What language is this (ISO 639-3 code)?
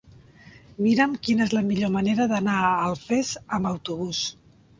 cat